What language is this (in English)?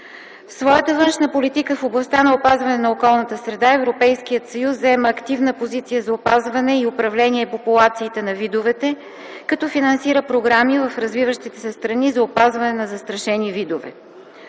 Bulgarian